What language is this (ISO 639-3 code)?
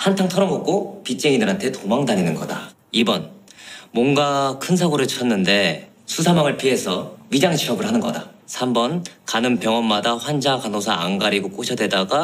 kor